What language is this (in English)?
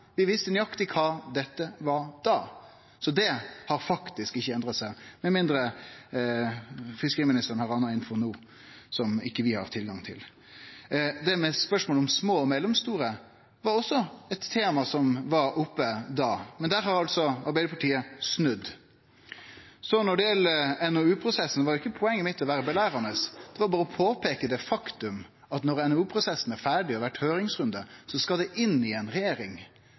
Norwegian Nynorsk